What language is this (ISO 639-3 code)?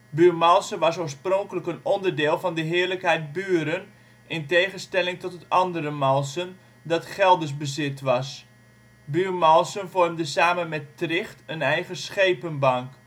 nld